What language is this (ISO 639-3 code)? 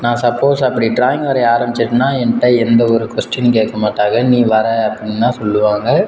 tam